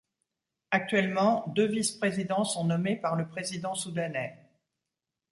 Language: French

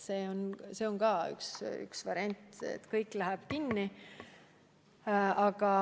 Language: Estonian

